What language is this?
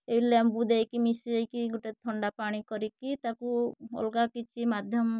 Odia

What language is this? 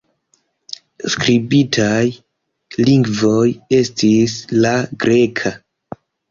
Esperanto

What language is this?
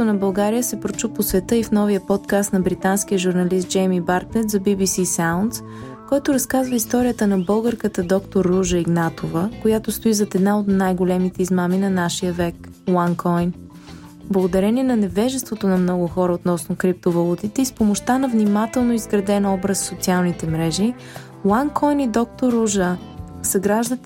Bulgarian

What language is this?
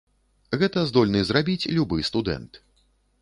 Belarusian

